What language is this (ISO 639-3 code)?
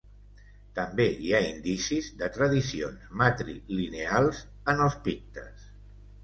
cat